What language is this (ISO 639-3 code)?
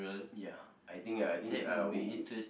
eng